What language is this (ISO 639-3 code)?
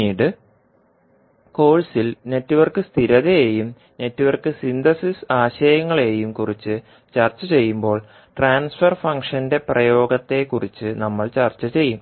mal